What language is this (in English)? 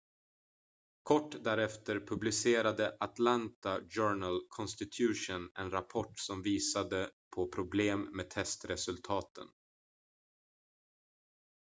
Swedish